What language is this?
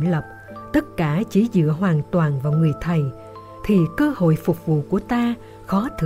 Vietnamese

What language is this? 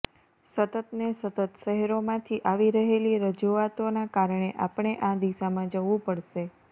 Gujarati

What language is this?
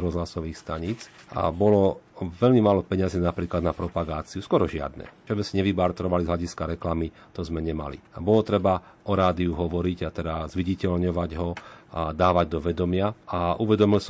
Slovak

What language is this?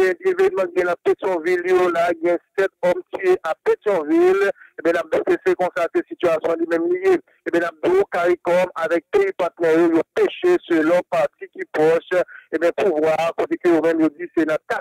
French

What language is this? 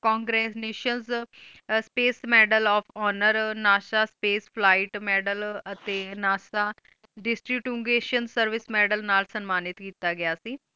Punjabi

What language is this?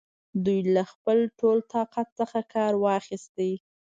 Pashto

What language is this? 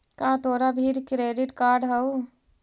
Magahi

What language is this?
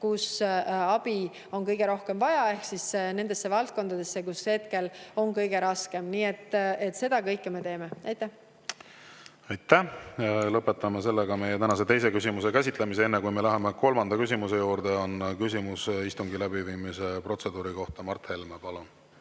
Estonian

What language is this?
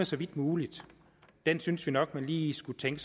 Danish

